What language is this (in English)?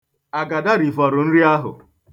Igbo